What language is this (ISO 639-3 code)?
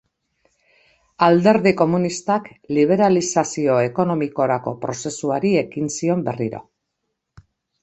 eus